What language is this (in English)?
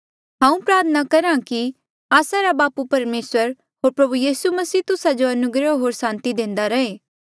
Mandeali